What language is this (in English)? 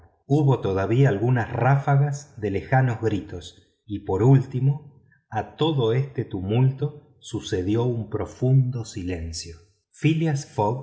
Spanish